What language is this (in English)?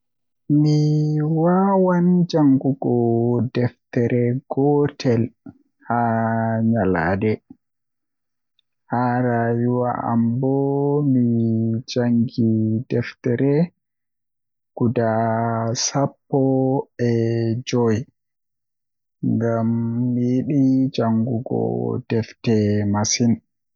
Western Niger Fulfulde